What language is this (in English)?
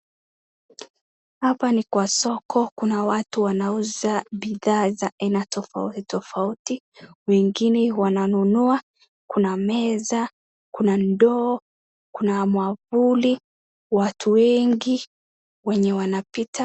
Swahili